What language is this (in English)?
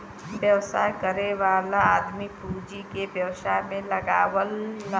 Bhojpuri